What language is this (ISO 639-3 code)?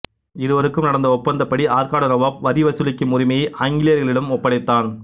tam